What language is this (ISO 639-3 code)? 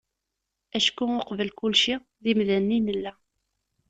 kab